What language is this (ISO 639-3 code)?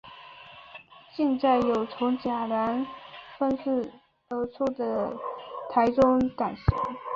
zho